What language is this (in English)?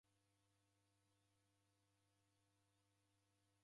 Taita